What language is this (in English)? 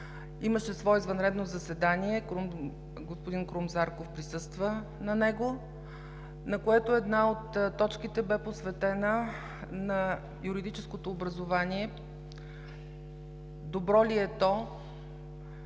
Bulgarian